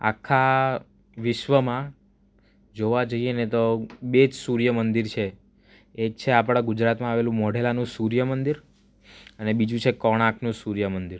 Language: Gujarati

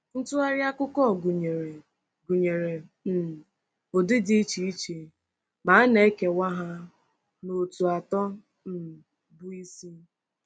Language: Igbo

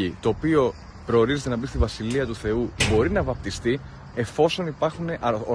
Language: Greek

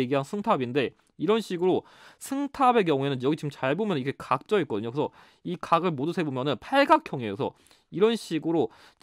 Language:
Korean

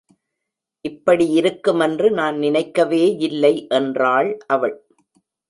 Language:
Tamil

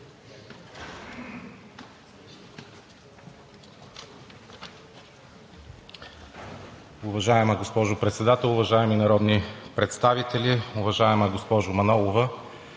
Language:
Bulgarian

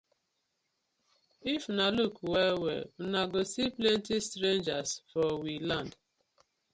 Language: Nigerian Pidgin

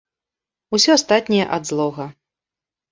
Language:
Belarusian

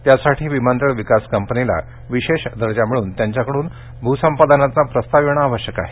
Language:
Marathi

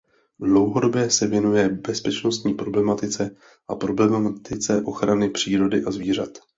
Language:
Czech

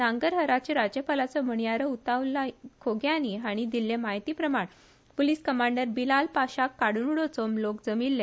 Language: Konkani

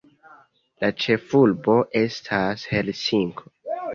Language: Esperanto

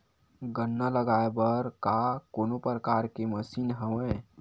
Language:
Chhattisgarhi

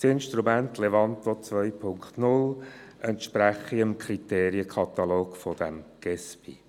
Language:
Swiss German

